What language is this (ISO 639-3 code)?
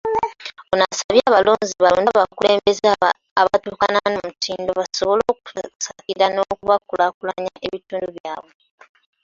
lug